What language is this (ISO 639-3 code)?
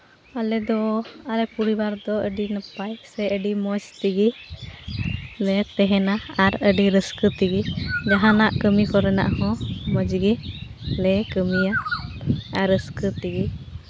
sat